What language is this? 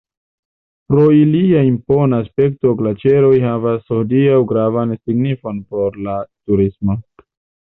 Esperanto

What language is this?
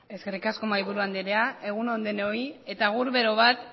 Basque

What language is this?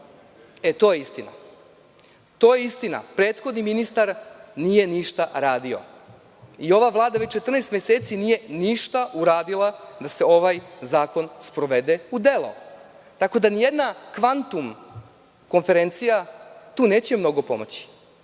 Serbian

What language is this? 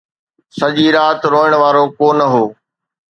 Sindhi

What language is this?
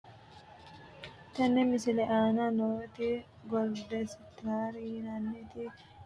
Sidamo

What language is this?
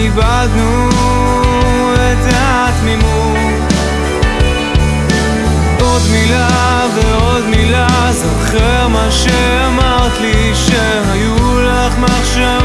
Hebrew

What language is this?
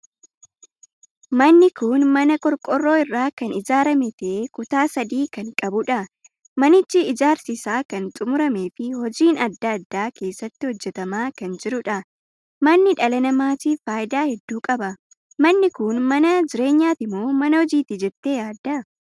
Oromo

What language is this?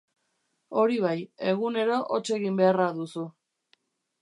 Basque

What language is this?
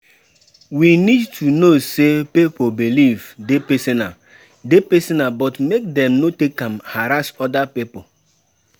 Nigerian Pidgin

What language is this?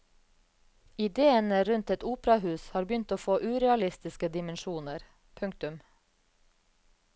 Norwegian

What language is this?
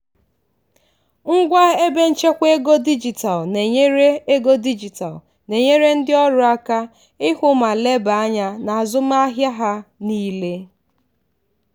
Igbo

